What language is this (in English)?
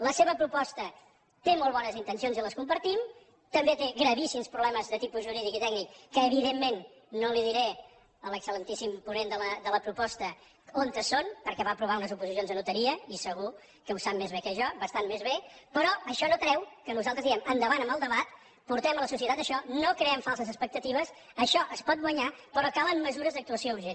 Catalan